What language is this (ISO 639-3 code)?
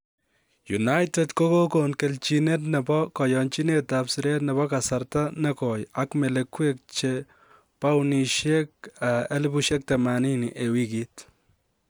kln